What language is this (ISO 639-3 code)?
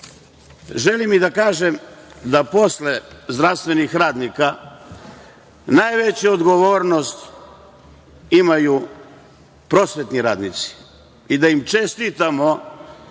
srp